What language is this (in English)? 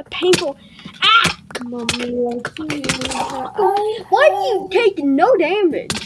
English